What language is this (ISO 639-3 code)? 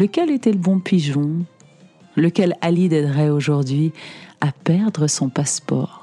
fra